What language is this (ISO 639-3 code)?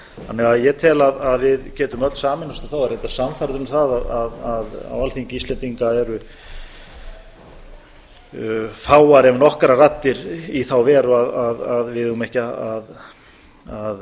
isl